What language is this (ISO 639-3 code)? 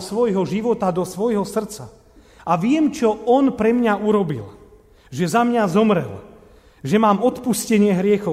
slk